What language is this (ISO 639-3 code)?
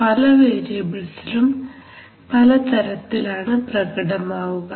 mal